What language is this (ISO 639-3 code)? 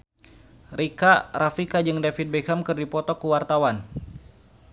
sun